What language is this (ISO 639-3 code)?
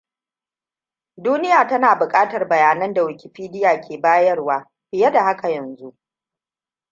hau